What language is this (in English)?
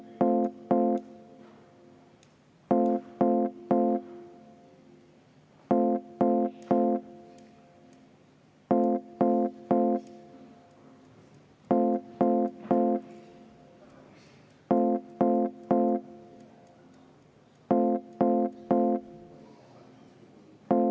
Estonian